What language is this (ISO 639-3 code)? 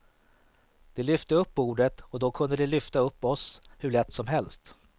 swe